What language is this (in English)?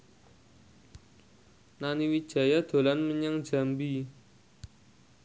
Javanese